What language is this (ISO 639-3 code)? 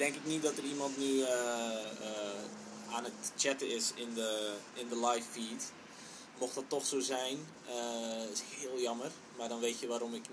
nld